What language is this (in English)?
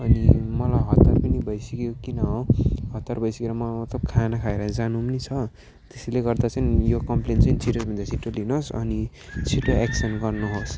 Nepali